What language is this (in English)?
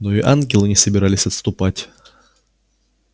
Russian